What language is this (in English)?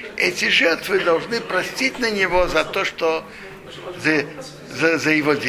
Russian